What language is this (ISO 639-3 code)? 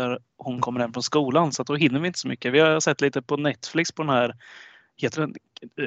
swe